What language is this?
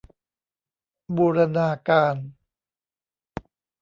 Thai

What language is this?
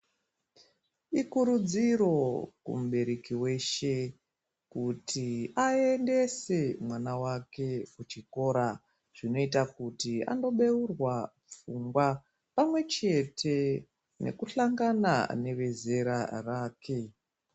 Ndau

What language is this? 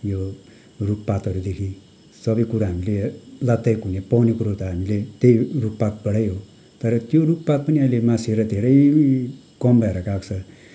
Nepali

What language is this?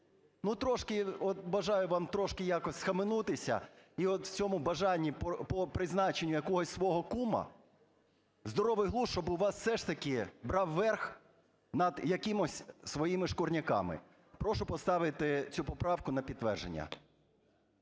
Ukrainian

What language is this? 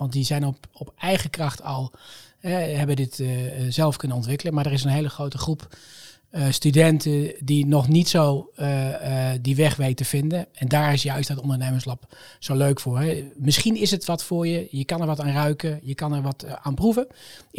Dutch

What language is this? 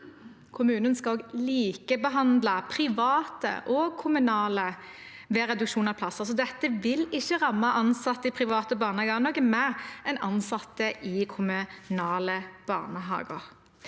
Norwegian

